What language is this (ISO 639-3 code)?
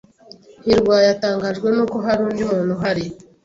kin